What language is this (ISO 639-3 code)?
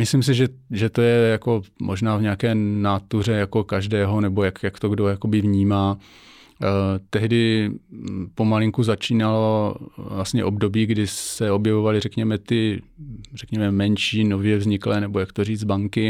ces